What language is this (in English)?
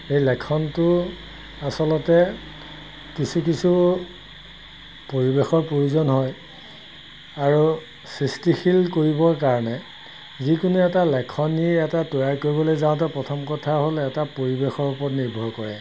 Assamese